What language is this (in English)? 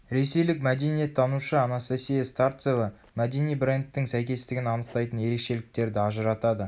Kazakh